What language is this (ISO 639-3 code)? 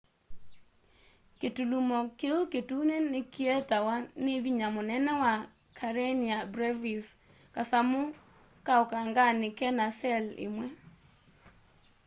kam